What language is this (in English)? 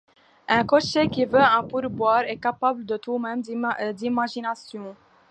French